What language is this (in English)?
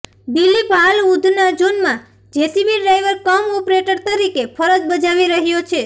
Gujarati